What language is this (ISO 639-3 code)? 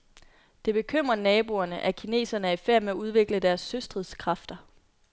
dan